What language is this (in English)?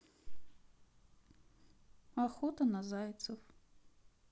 Russian